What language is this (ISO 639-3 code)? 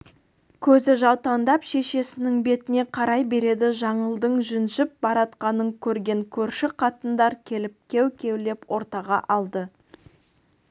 kaz